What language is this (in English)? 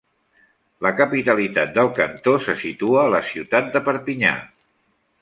Catalan